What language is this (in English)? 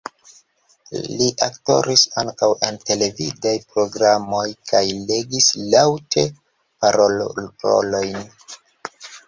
Esperanto